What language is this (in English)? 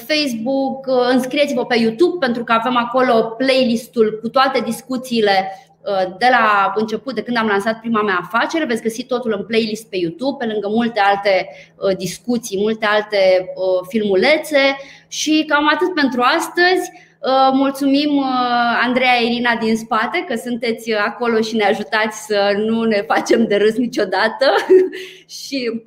Romanian